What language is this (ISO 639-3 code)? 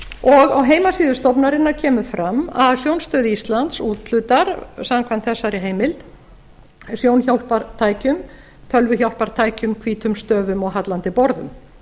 isl